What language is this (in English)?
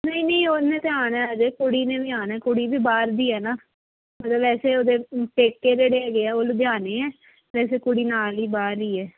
Punjabi